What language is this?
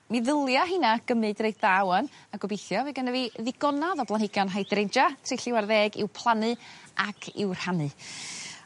Welsh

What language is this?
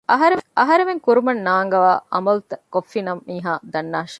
Divehi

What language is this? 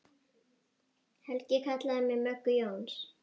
Icelandic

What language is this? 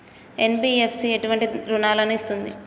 Telugu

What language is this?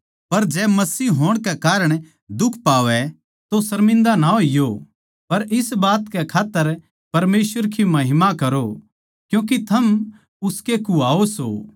Haryanvi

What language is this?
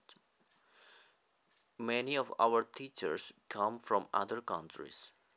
Javanese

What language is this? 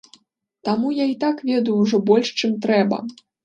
Belarusian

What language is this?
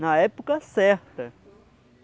Portuguese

